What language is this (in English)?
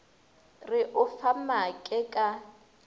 Northern Sotho